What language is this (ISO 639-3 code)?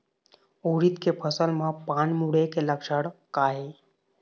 hne